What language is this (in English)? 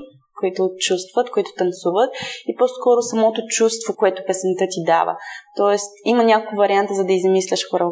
Bulgarian